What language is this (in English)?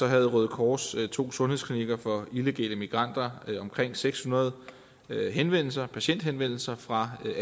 Danish